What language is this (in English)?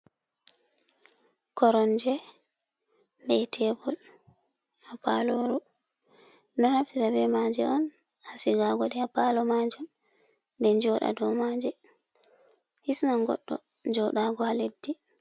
Fula